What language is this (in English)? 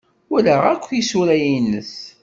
Kabyle